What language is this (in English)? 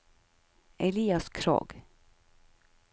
Norwegian